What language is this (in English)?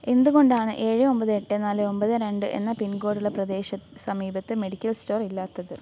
Malayalam